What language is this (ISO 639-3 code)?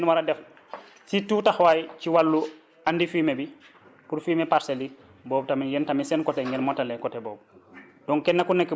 wol